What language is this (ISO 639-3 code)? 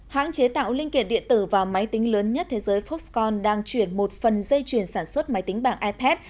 vie